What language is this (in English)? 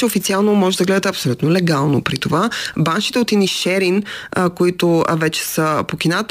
Bulgarian